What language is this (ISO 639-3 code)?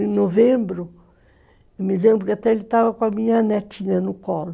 por